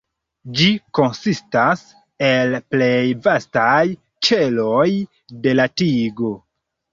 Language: Esperanto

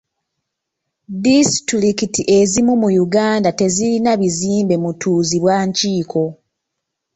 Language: Ganda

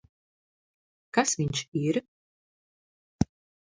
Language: Latvian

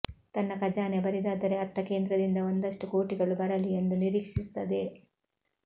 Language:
Kannada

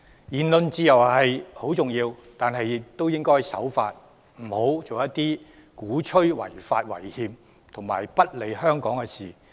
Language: Cantonese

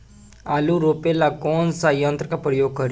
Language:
Bhojpuri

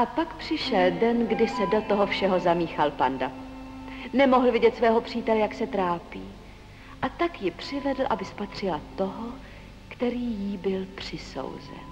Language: Czech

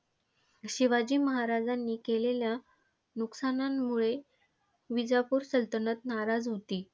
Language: Marathi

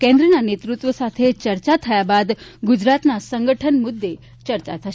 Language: Gujarati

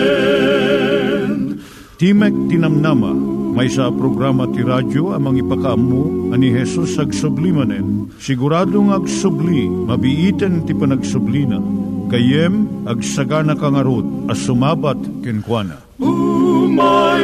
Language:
Filipino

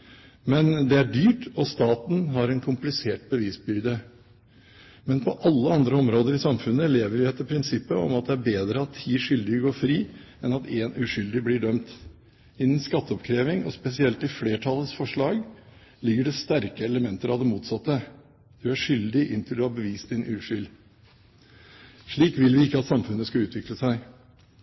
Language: Norwegian Bokmål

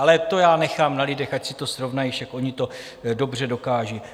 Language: Czech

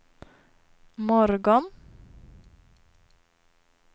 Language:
Swedish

